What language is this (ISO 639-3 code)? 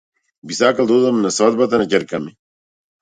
mkd